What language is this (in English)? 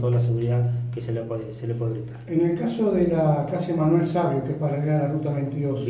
Spanish